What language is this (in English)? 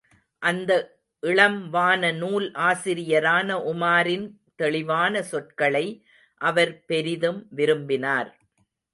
Tamil